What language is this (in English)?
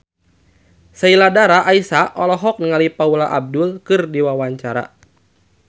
Sundanese